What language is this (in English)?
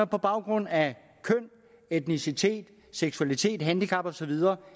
Danish